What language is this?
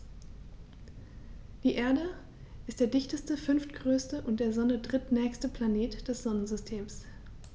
German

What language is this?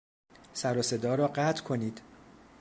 Persian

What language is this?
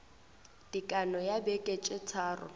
Northern Sotho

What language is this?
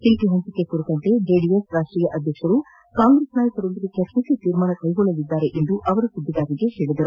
Kannada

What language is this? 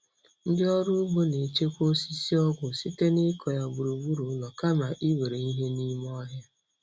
Igbo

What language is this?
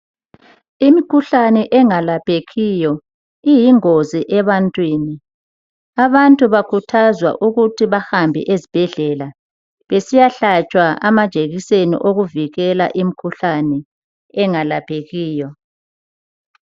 North Ndebele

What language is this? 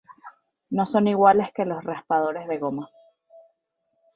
Spanish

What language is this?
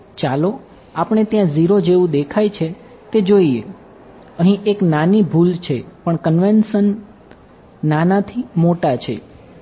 Gujarati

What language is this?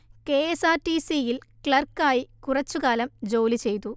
Malayalam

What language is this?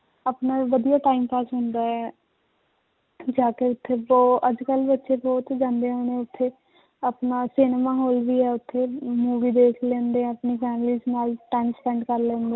Punjabi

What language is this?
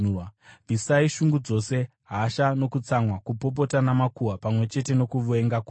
Shona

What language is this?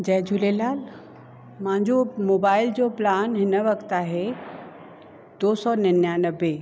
Sindhi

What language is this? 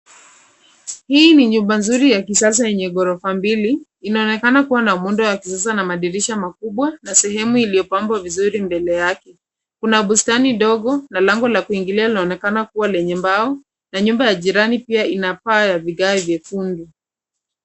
Swahili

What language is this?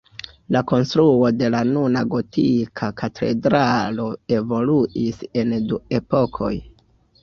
Esperanto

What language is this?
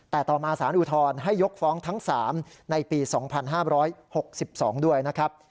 Thai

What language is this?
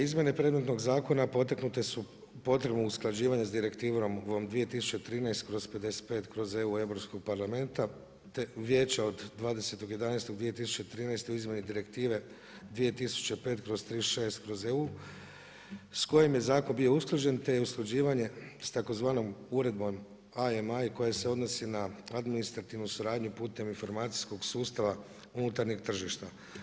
Croatian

